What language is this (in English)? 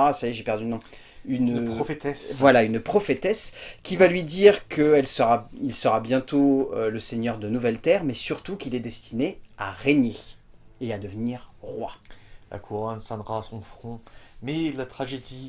French